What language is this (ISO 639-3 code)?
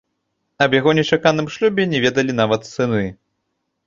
bel